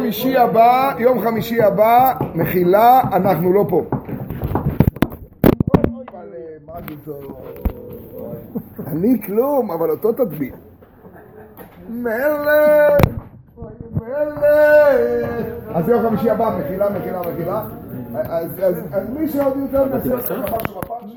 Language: Hebrew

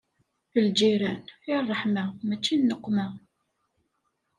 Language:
Kabyle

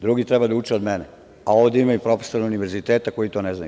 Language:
Serbian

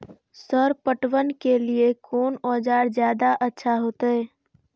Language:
Maithili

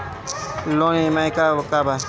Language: Bhojpuri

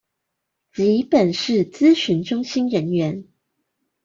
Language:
Chinese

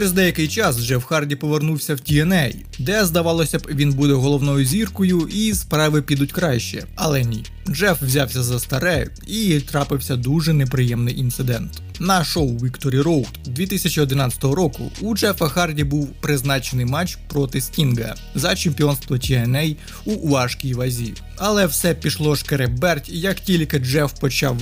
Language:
Ukrainian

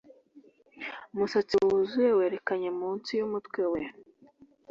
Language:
Kinyarwanda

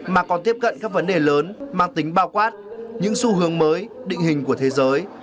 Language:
Vietnamese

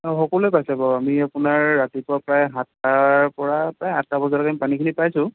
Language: Assamese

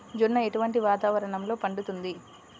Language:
Telugu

